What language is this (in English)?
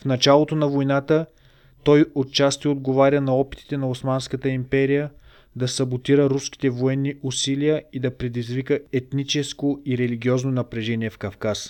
Bulgarian